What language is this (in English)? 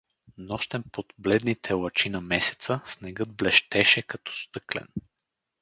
Bulgarian